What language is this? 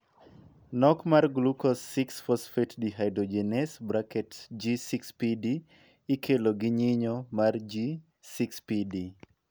Luo (Kenya and Tanzania)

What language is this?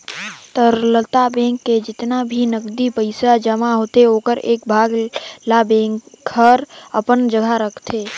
Chhattisgarhi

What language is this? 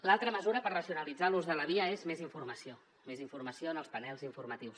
Catalan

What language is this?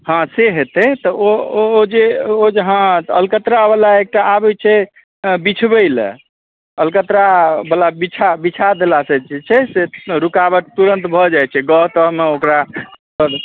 Maithili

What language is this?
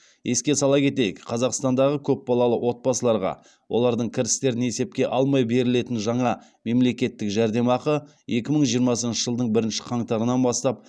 Kazakh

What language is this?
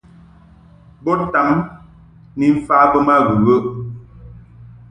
Mungaka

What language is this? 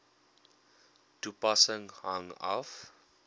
Afrikaans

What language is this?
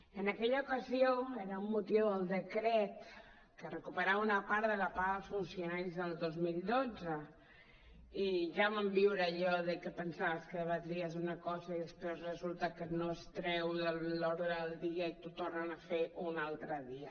Catalan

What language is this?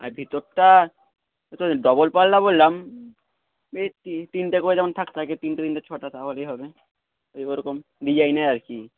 Bangla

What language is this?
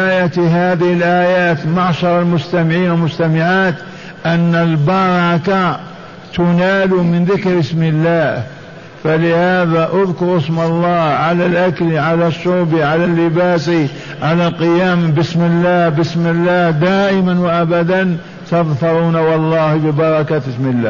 Arabic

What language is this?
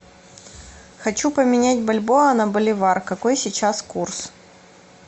Russian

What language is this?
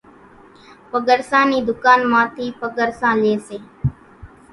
Kachi Koli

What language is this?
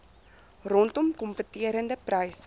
Afrikaans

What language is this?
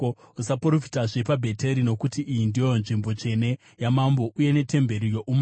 Shona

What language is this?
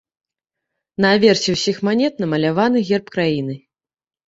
Belarusian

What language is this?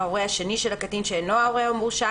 Hebrew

